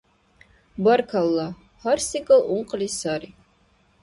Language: Dargwa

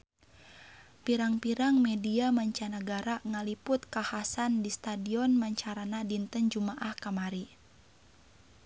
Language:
Sundanese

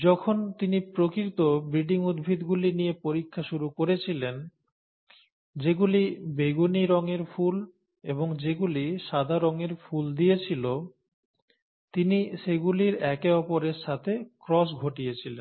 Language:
Bangla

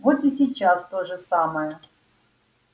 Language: Russian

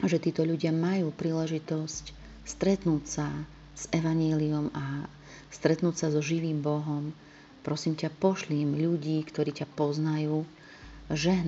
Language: Slovak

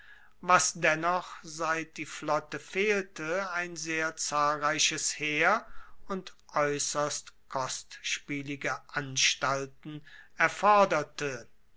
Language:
German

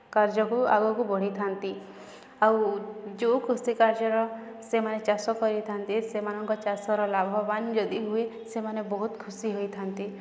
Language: Odia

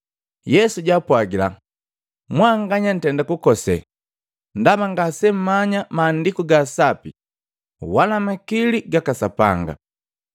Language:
Matengo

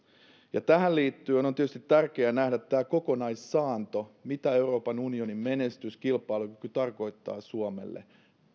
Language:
Finnish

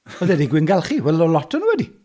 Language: Welsh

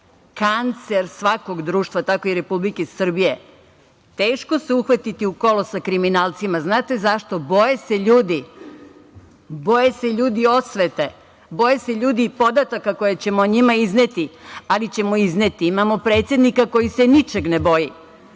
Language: Serbian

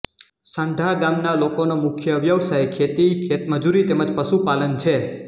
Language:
Gujarati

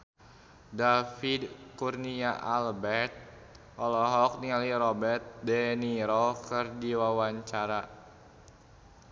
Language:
Sundanese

